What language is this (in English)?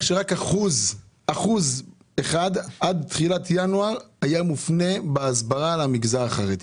Hebrew